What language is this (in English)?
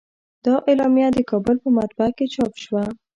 Pashto